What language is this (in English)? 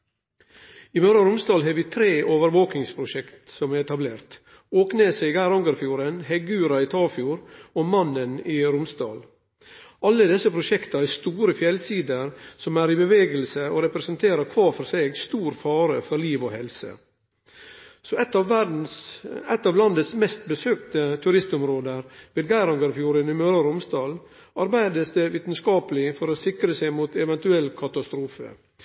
Norwegian Nynorsk